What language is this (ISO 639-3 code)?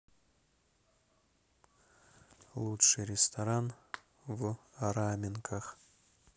rus